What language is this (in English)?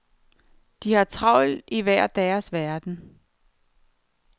Danish